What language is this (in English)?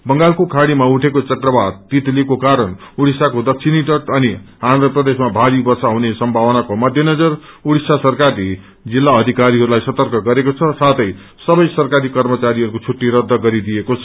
Nepali